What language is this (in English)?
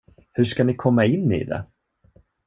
Swedish